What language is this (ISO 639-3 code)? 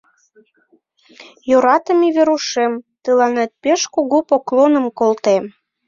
chm